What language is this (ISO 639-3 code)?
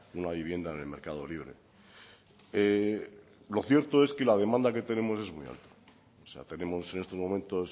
spa